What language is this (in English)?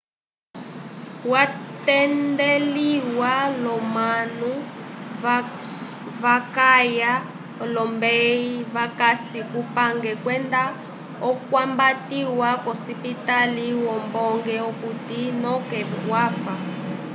Umbundu